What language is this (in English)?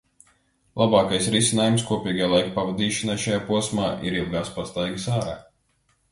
Latvian